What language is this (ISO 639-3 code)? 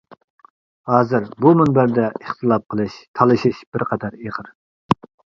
uig